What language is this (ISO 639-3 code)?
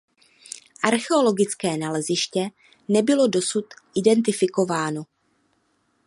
ces